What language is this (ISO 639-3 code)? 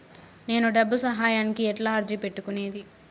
tel